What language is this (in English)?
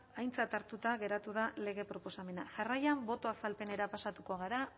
Basque